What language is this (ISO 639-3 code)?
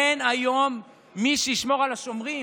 heb